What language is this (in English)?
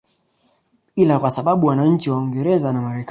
Swahili